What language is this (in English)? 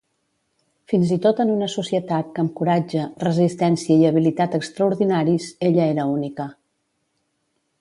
Catalan